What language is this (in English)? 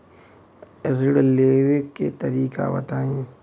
Bhojpuri